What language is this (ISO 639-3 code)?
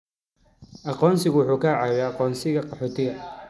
som